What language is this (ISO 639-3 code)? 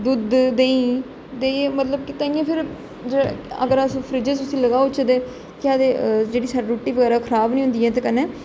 doi